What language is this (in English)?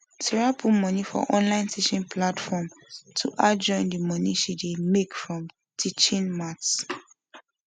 Nigerian Pidgin